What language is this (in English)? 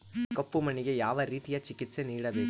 Kannada